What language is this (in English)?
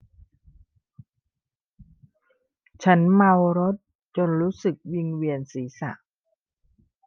Thai